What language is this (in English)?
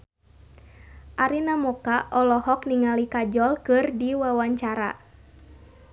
Sundanese